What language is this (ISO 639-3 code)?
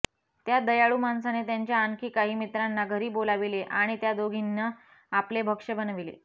mar